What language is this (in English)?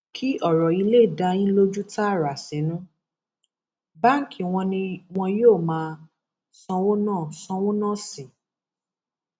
Yoruba